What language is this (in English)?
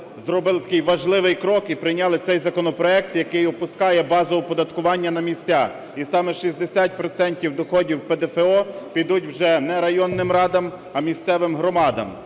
Ukrainian